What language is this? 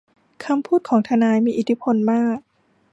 Thai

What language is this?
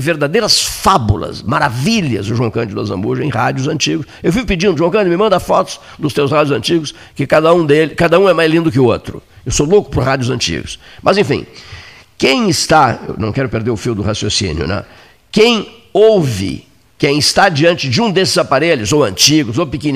Portuguese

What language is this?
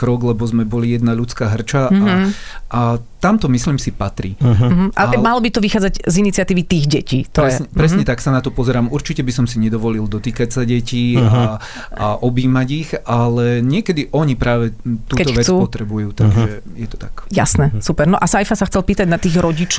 Slovak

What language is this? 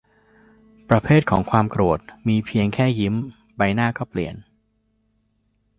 Thai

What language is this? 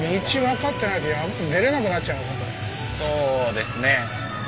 Japanese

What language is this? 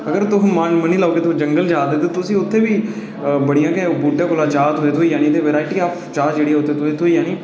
Dogri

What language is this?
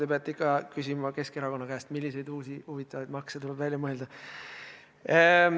Estonian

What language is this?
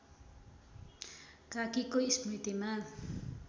Nepali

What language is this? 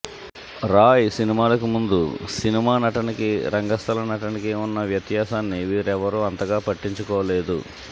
Telugu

